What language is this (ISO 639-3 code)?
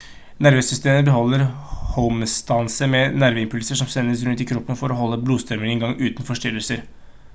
nob